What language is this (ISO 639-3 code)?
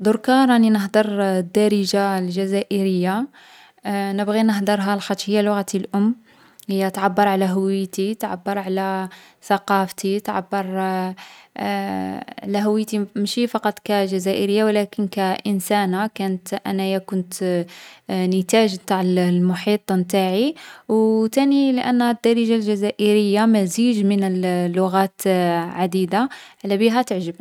arq